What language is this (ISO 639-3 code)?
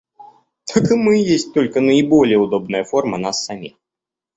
rus